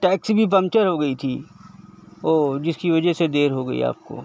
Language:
Urdu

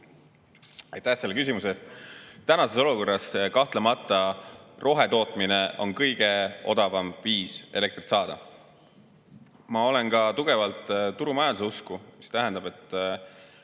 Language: Estonian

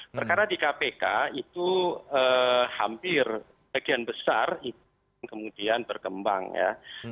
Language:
Indonesian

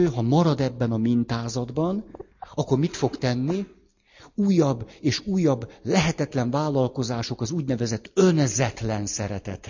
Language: Hungarian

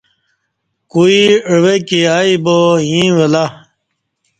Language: Kati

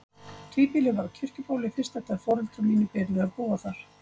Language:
Icelandic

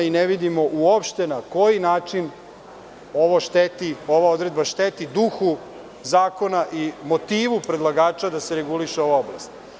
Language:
Serbian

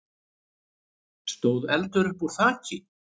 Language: Icelandic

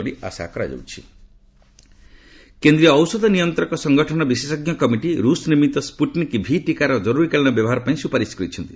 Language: Odia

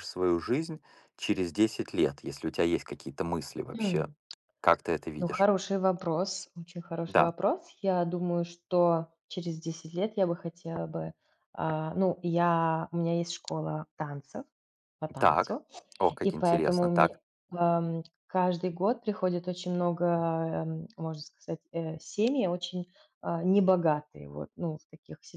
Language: Russian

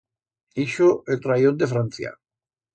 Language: Aragonese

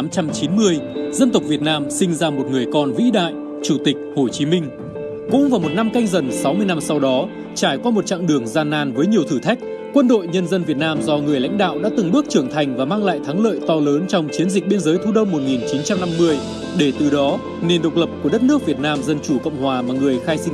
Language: Vietnamese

